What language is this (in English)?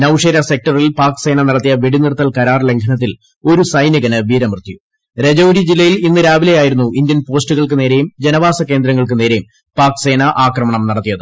Malayalam